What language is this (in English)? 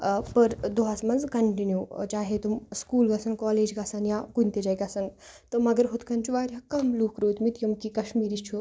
Kashmiri